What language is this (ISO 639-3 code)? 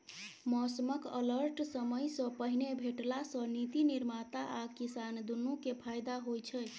mai